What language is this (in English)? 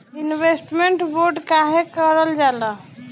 Bhojpuri